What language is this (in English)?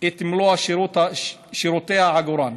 Hebrew